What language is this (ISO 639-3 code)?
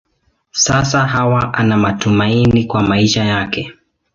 swa